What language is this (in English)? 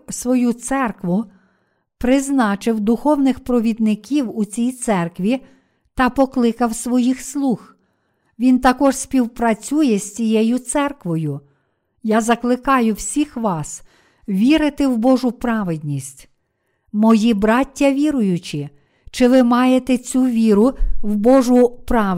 Ukrainian